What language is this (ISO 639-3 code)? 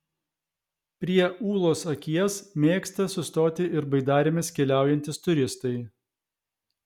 lit